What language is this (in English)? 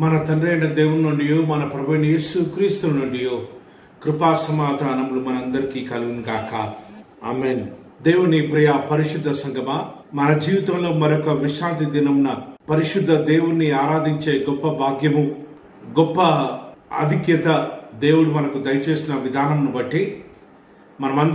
Romanian